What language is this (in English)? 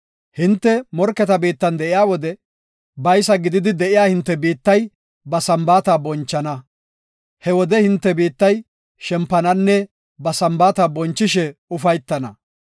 Gofa